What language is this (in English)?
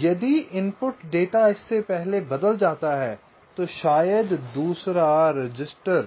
Hindi